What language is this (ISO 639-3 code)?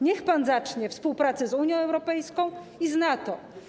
pol